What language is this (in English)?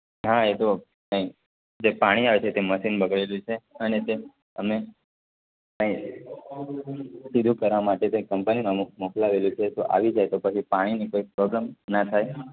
Gujarati